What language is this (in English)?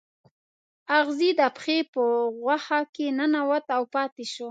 Pashto